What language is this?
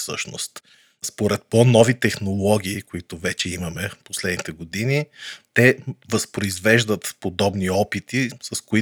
Bulgarian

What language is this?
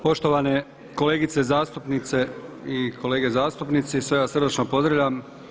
Croatian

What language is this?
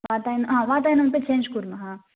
Sanskrit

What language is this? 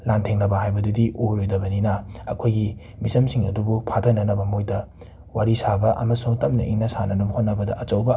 Manipuri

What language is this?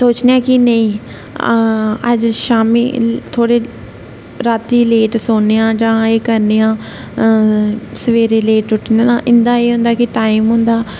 Dogri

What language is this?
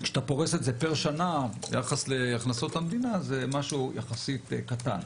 Hebrew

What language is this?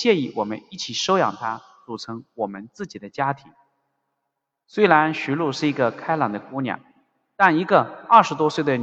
Chinese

